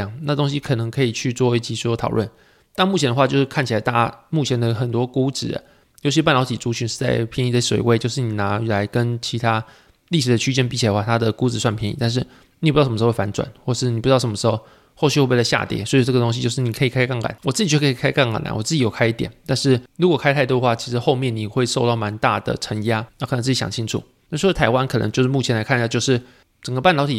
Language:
Chinese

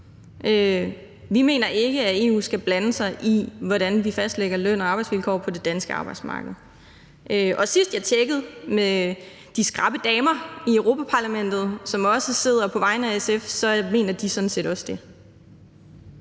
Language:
Danish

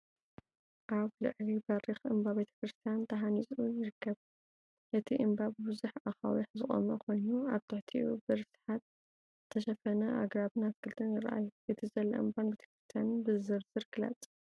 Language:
Tigrinya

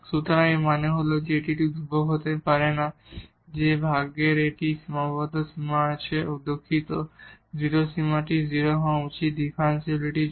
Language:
Bangla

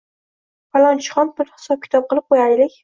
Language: Uzbek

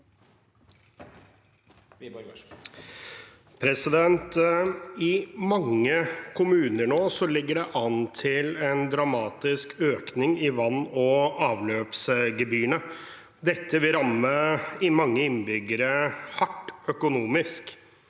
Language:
Norwegian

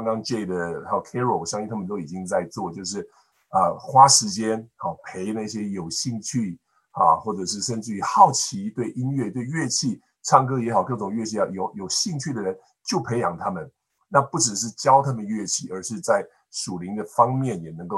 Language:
Chinese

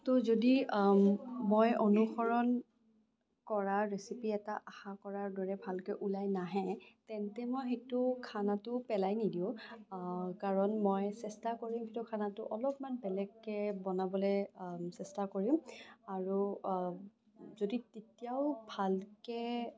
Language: Assamese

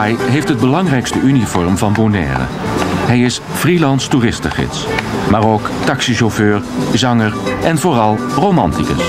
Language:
Dutch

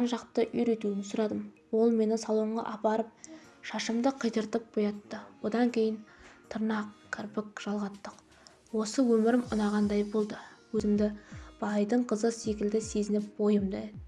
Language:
Turkish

